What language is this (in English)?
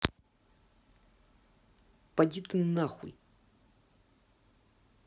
Russian